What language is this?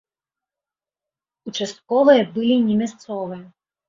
Belarusian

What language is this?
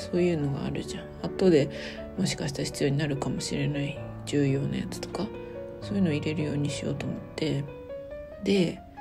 Japanese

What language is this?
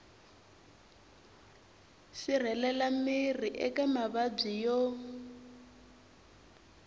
Tsonga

